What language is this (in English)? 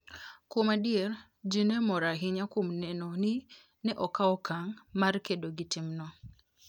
Luo (Kenya and Tanzania)